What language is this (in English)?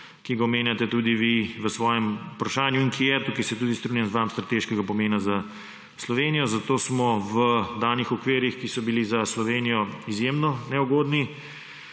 Slovenian